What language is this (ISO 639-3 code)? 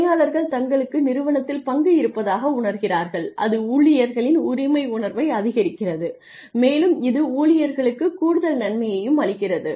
tam